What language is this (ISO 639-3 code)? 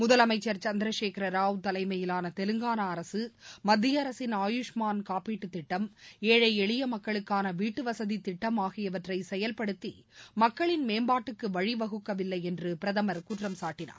tam